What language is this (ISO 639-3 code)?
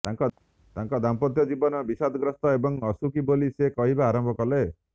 ori